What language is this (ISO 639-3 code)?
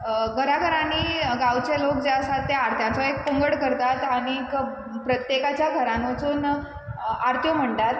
kok